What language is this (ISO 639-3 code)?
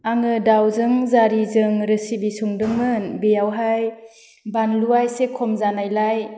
brx